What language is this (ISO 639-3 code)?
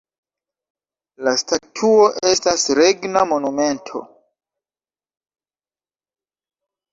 epo